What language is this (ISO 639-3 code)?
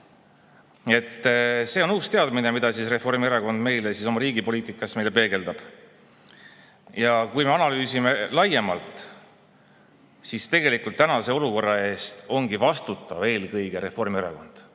est